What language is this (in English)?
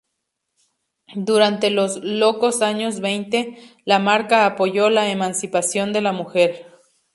Spanish